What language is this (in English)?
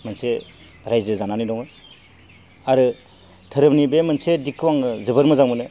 Bodo